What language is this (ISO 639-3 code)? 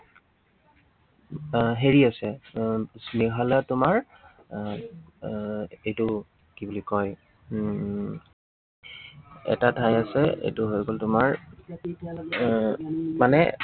asm